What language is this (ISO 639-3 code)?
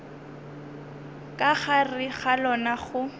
nso